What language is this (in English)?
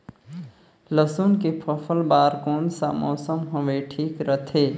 Chhattisgarhi